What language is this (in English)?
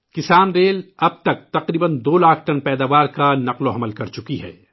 Urdu